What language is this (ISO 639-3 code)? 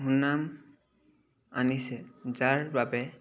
asm